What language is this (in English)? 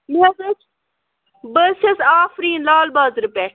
Kashmiri